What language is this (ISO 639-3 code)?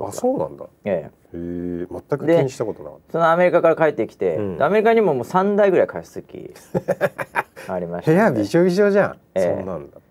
jpn